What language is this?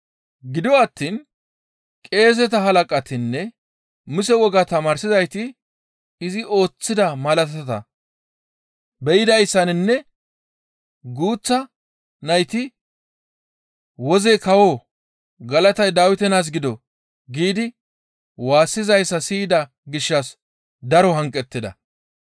Gamo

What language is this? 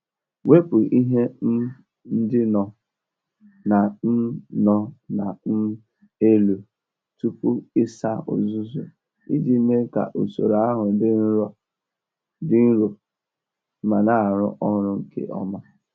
Igbo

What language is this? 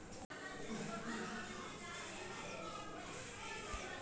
Magahi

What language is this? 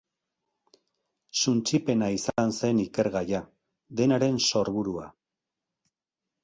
Basque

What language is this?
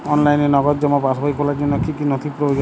Bangla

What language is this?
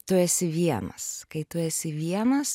Lithuanian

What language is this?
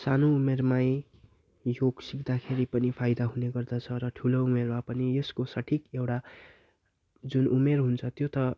Nepali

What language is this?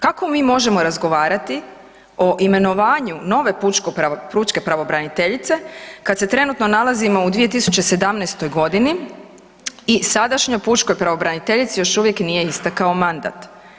Croatian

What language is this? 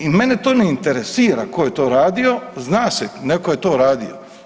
Croatian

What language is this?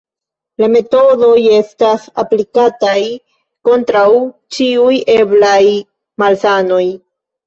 Esperanto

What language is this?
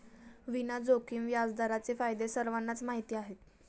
Marathi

